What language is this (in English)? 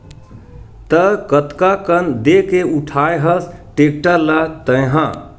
Chhattisgarhi